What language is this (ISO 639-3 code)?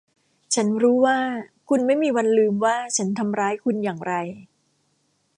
tha